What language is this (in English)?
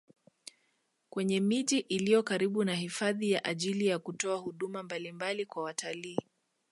Swahili